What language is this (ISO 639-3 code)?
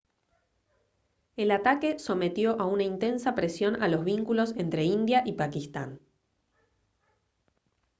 spa